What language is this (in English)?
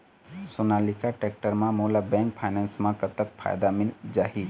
Chhattisgarhi